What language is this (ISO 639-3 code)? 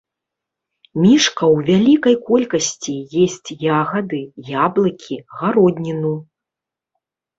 bel